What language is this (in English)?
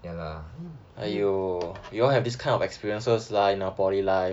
English